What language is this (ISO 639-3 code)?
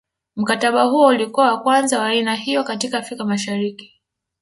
swa